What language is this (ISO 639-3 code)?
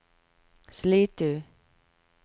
nor